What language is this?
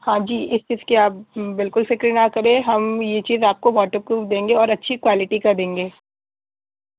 Urdu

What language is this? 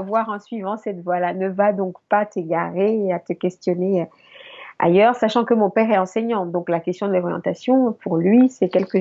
French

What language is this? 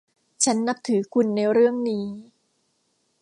Thai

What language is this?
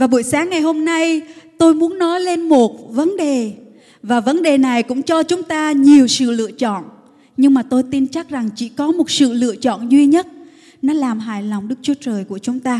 Vietnamese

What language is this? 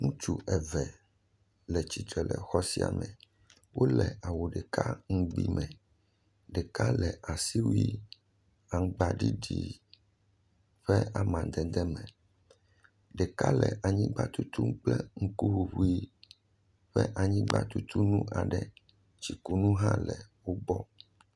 Ewe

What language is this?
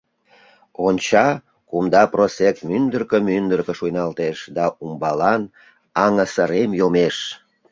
Mari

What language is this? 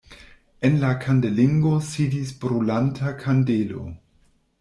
Esperanto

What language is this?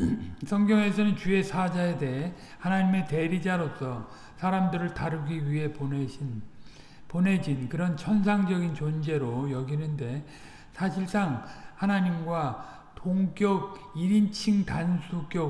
Korean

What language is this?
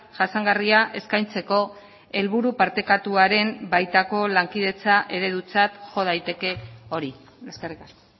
Basque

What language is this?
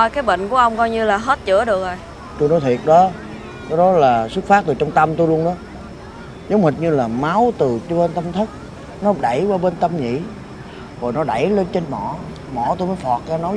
Vietnamese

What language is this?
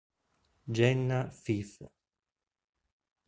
Italian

